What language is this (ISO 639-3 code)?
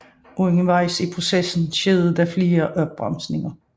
dan